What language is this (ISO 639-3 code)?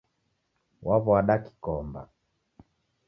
dav